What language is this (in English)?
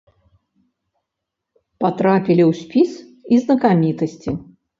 Belarusian